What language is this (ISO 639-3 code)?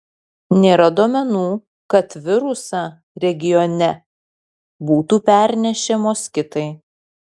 lit